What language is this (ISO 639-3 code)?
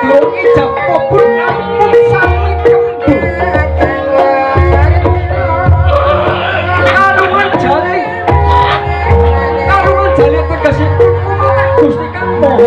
ind